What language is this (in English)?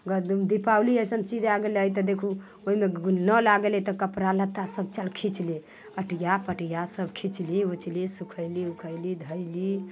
Maithili